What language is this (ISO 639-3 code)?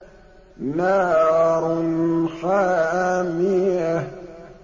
ara